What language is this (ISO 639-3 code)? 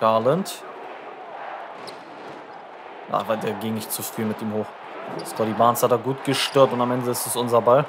deu